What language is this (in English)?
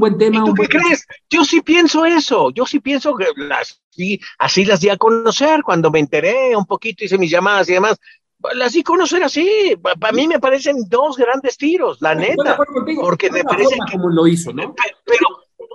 Spanish